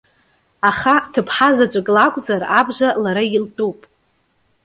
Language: Abkhazian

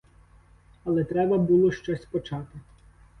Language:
Ukrainian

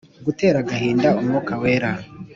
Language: Kinyarwanda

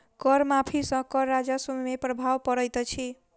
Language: Maithili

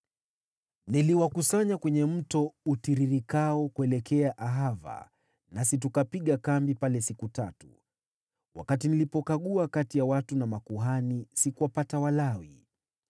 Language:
Swahili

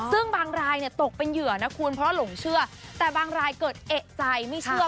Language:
Thai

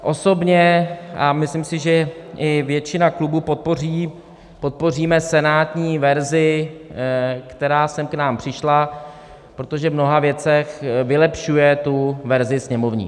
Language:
Czech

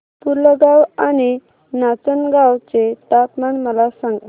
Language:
Marathi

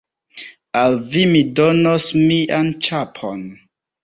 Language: Esperanto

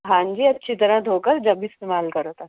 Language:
Urdu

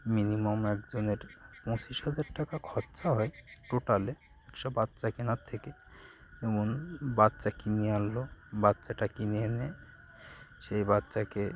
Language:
Bangla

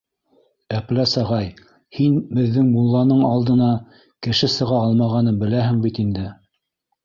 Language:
Bashkir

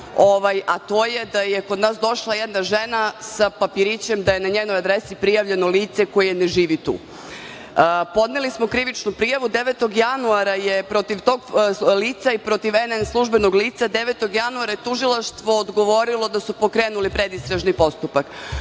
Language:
Serbian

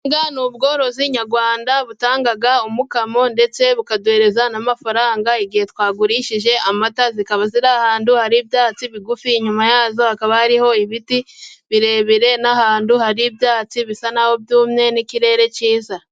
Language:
Kinyarwanda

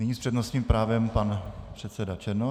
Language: Czech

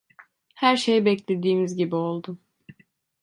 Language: Turkish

